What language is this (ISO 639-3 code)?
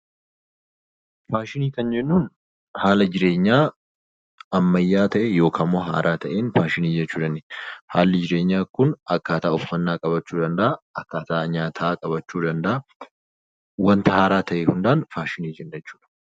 orm